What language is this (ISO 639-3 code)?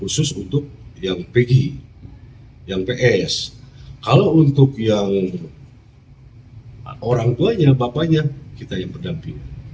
ind